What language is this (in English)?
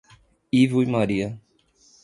Portuguese